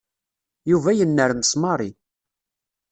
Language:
Kabyle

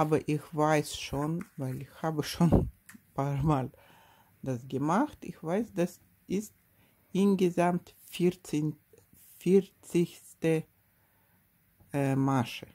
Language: German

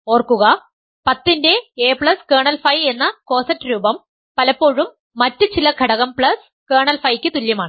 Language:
Malayalam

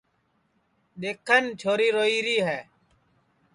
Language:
Sansi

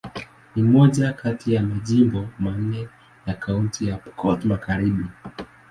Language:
Swahili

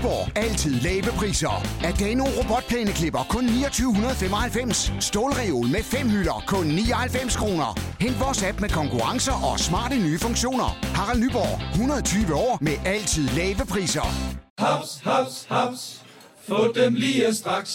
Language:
Danish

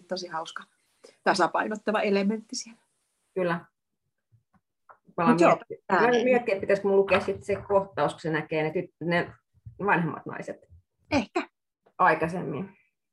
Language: Finnish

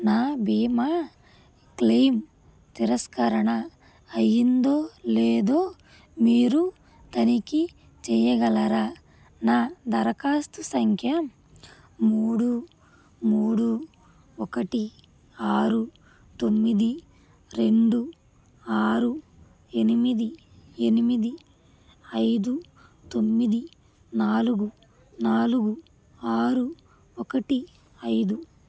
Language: Telugu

